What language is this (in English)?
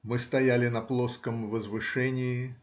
Russian